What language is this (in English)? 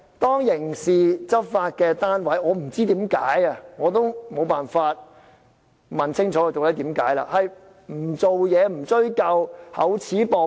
Cantonese